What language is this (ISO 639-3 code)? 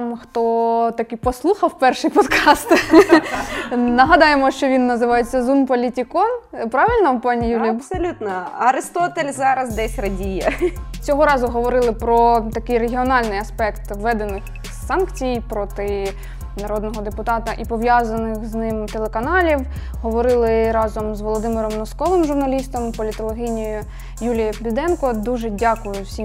ukr